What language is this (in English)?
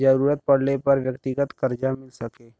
Bhojpuri